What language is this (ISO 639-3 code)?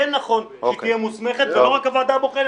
heb